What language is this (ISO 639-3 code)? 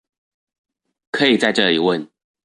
zho